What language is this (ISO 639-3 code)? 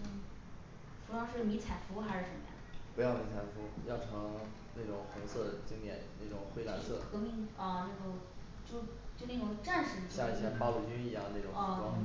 zho